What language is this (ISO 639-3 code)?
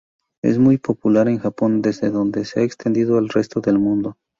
spa